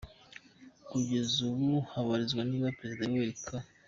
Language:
Kinyarwanda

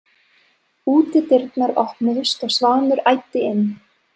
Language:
Icelandic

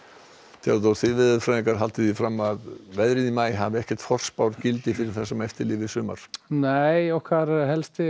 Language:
Icelandic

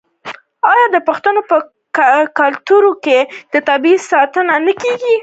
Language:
Pashto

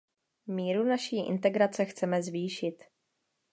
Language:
Czech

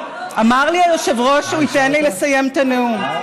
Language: Hebrew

